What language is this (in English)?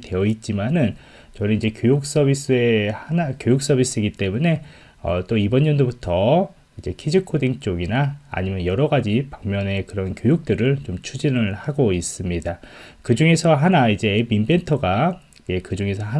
Korean